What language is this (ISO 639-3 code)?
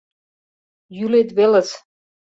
chm